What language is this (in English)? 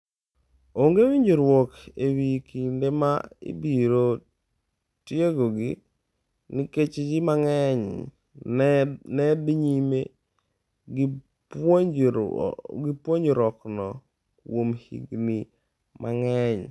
Luo (Kenya and Tanzania)